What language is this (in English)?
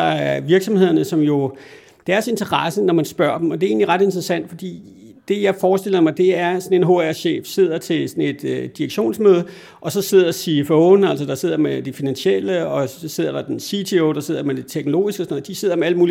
Danish